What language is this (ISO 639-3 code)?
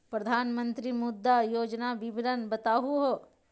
mag